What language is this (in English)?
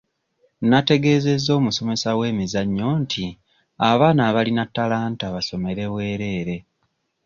Ganda